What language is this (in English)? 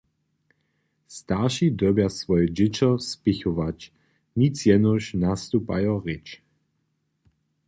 Upper Sorbian